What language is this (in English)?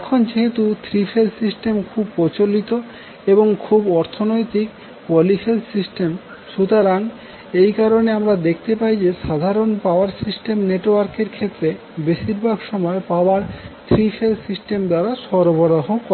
Bangla